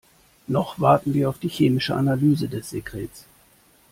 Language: German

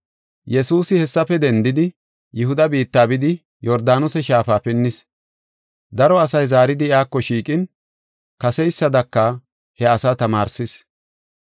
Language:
Gofa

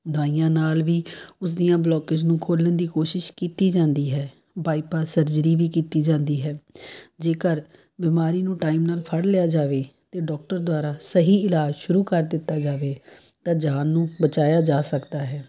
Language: Punjabi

